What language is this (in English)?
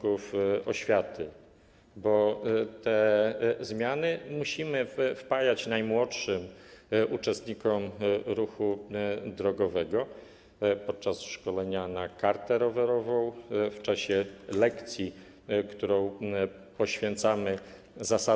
Polish